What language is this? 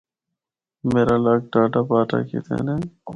Northern Hindko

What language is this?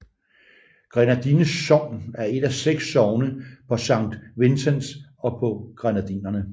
Danish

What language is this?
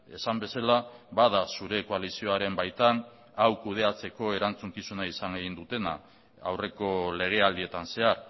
Basque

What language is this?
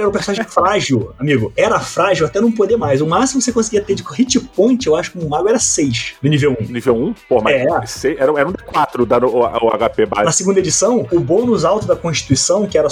Portuguese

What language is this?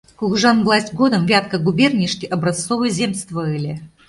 Mari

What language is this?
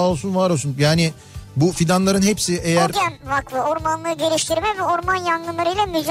Turkish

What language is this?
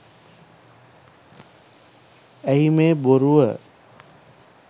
Sinhala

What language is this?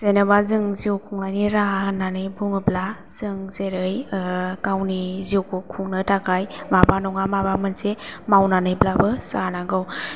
Bodo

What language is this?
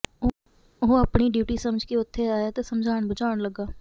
Punjabi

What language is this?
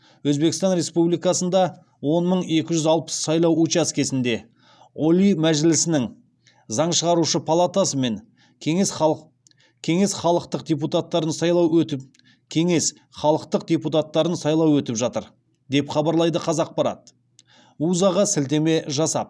Kazakh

